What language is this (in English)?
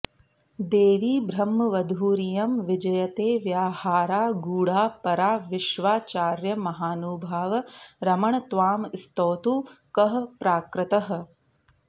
Sanskrit